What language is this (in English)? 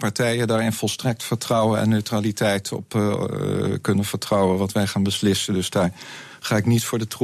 Dutch